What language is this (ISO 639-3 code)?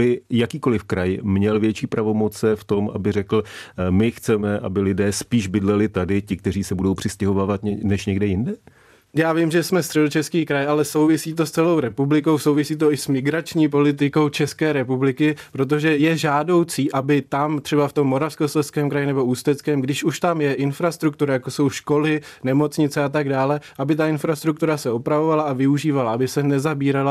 ces